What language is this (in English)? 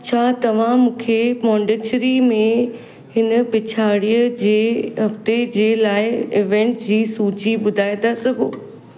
Sindhi